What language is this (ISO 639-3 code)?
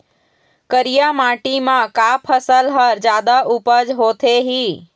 hne